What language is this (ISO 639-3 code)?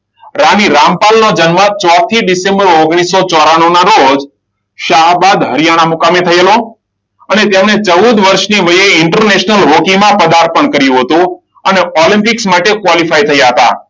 guj